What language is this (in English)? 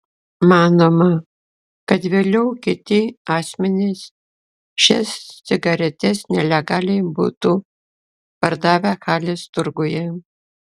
Lithuanian